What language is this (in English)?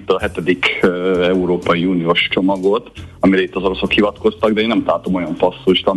Hungarian